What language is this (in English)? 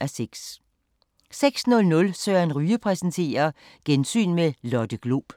Danish